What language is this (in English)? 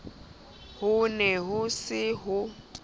Southern Sotho